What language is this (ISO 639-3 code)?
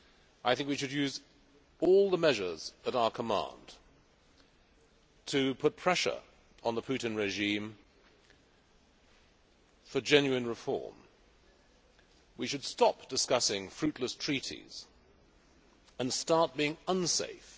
eng